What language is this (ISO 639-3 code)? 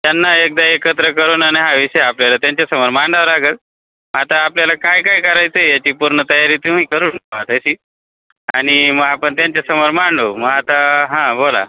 mar